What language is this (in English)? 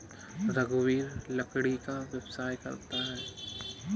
Hindi